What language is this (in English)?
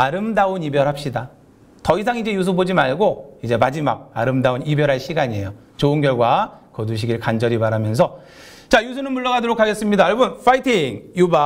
Korean